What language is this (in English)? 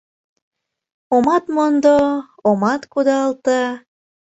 Mari